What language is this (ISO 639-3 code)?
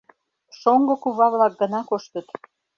chm